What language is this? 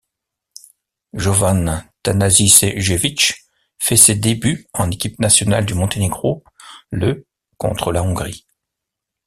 French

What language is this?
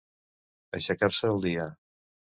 Catalan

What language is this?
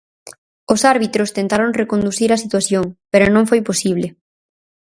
Galician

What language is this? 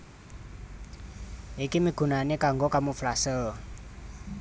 Javanese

